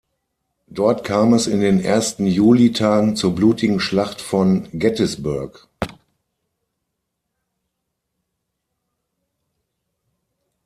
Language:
German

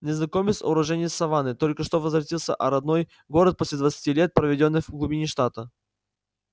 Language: Russian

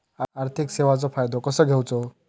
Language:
Marathi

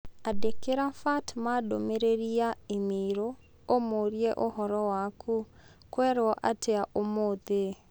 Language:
Kikuyu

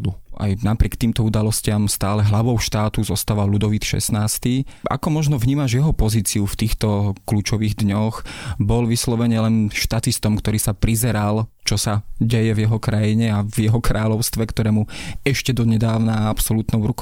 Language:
Slovak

